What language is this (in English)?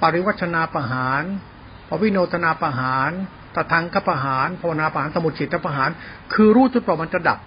Thai